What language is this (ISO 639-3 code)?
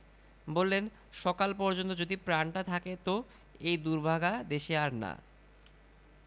ben